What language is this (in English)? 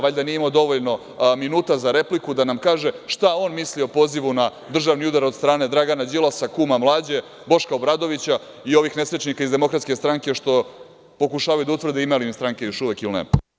Serbian